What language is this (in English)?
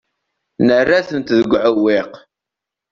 Kabyle